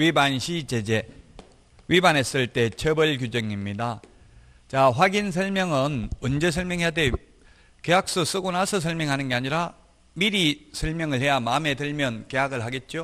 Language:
Korean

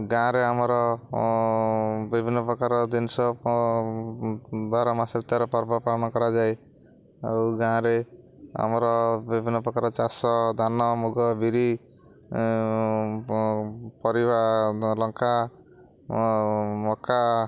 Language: Odia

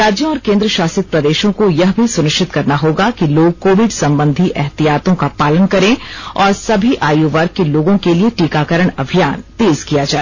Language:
Hindi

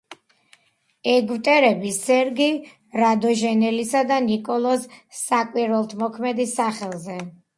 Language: Georgian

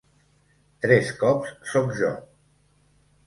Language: Catalan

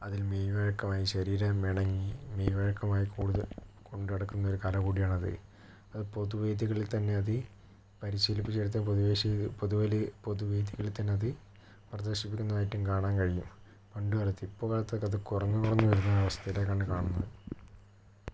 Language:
Malayalam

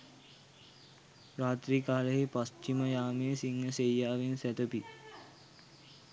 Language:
Sinhala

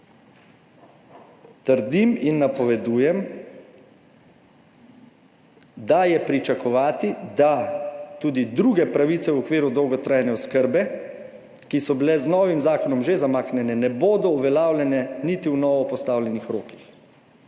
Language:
Slovenian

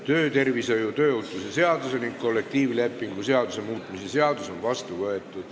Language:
Estonian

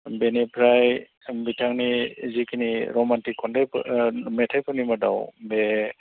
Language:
Bodo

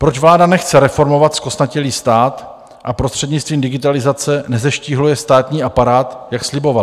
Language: Czech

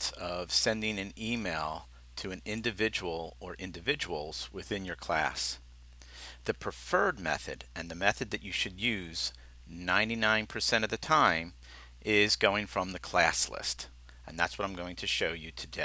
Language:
English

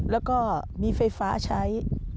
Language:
Thai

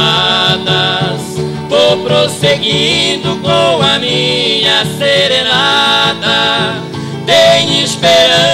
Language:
Portuguese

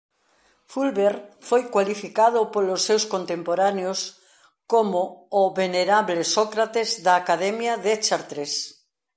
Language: Galician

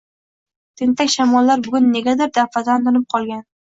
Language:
Uzbek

